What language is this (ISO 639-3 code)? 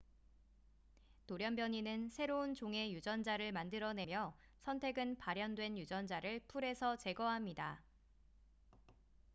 kor